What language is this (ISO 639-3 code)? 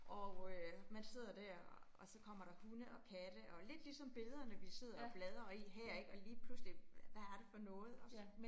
dan